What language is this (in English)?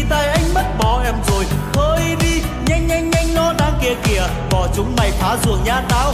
Vietnamese